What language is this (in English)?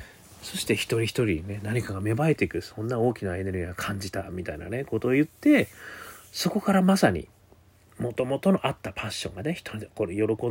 Japanese